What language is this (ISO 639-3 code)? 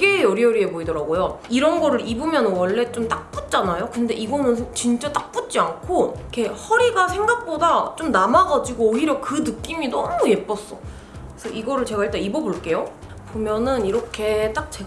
kor